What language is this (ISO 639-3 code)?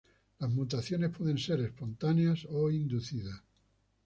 spa